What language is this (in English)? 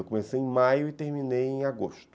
Portuguese